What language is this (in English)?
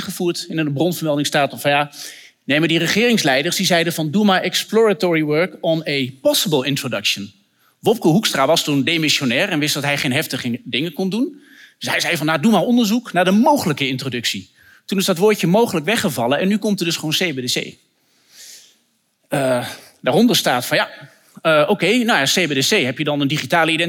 Dutch